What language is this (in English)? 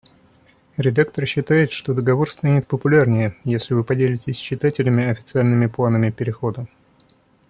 Russian